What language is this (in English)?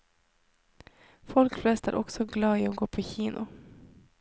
Norwegian